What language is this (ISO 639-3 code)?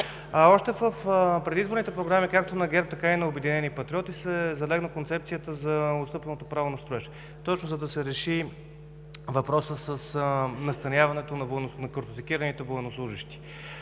bul